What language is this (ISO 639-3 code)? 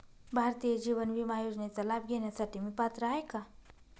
mar